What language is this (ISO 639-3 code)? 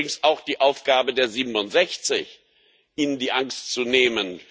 deu